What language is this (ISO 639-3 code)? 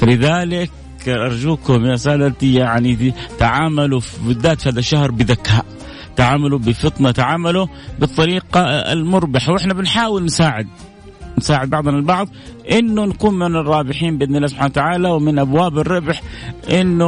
ara